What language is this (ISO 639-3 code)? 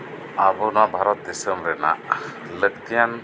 sat